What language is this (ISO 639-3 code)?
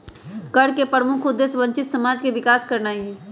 mag